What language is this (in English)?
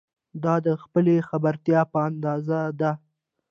Pashto